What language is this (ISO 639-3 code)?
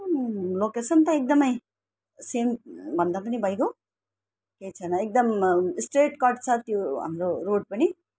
nep